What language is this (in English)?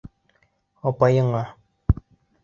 Bashkir